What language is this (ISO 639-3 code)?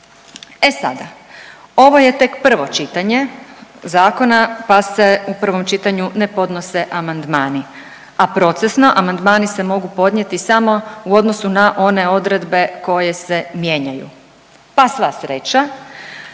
hrv